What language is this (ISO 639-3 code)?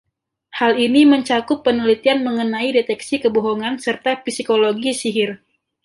ind